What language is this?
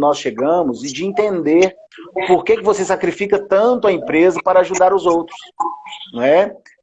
Portuguese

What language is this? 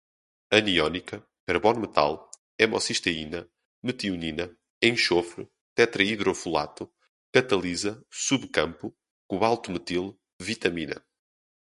Portuguese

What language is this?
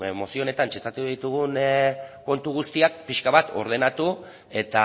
Basque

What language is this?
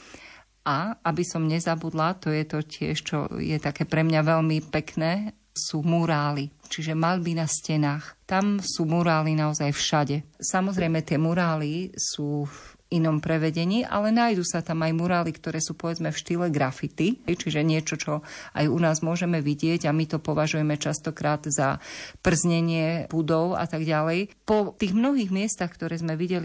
Slovak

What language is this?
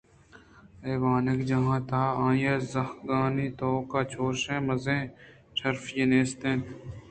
Eastern Balochi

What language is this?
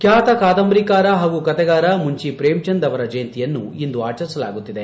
Kannada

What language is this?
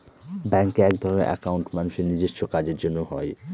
Bangla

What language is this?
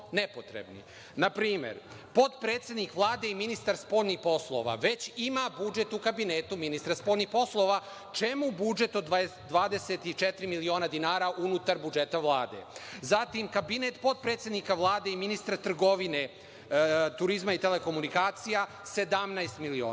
Serbian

